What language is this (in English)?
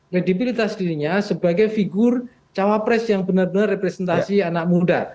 Indonesian